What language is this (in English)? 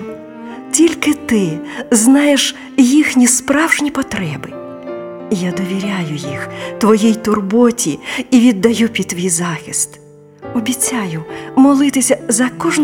Ukrainian